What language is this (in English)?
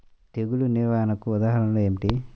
Telugu